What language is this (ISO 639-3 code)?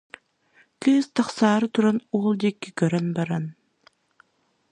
sah